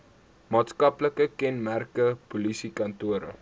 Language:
Afrikaans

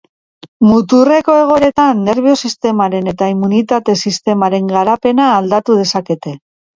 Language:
Basque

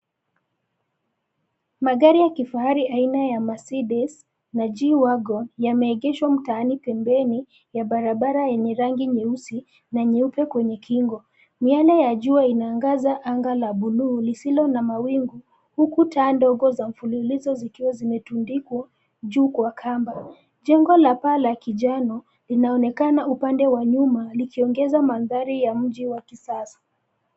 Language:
Swahili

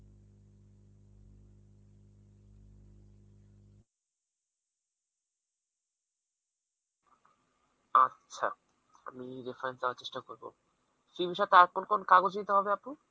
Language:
Bangla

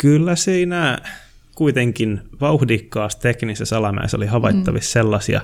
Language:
Finnish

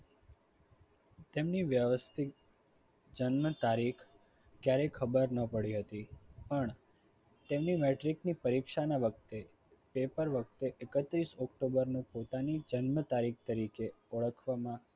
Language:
Gujarati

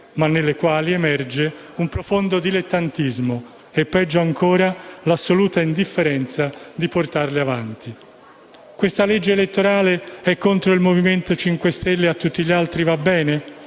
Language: Italian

